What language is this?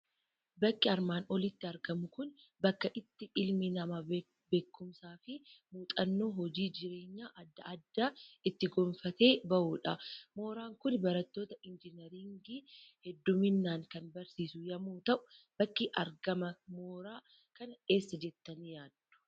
Oromo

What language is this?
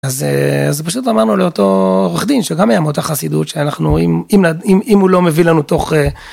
Hebrew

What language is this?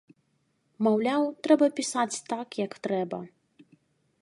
Belarusian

